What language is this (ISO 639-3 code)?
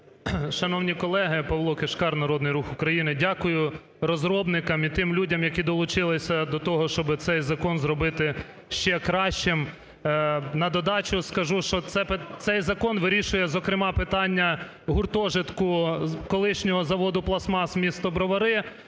ukr